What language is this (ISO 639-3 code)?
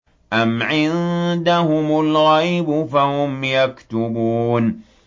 ara